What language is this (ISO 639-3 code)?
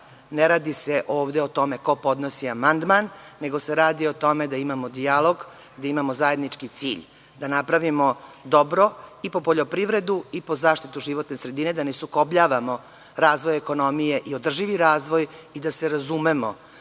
srp